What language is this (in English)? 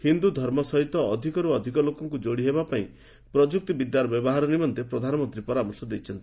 Odia